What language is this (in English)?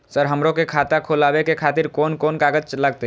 Maithili